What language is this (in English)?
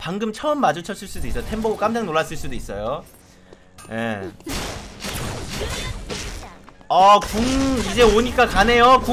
Korean